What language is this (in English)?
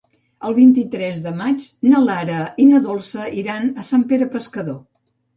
Catalan